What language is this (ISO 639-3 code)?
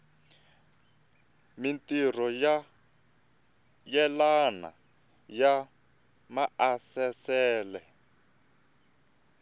tso